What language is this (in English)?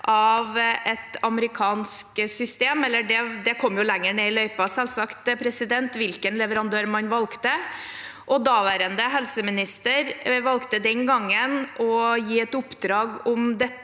Norwegian